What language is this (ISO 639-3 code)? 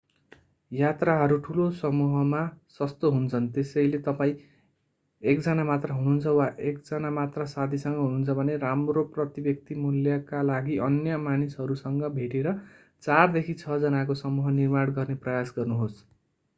nep